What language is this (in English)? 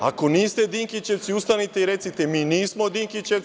Serbian